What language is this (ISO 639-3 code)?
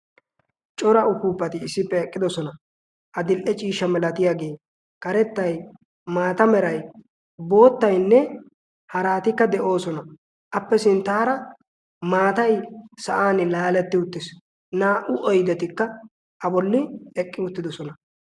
wal